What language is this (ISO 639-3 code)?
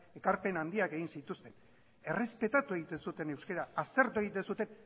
eus